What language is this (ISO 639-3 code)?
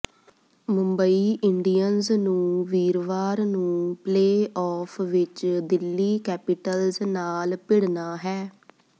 pan